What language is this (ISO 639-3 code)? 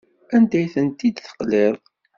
kab